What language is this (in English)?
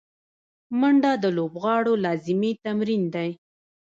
Pashto